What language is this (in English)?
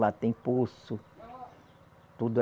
Portuguese